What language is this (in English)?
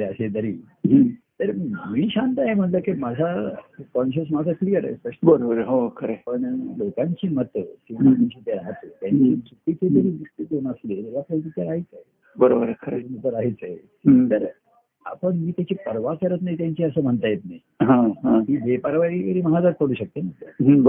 Marathi